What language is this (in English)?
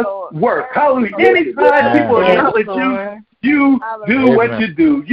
English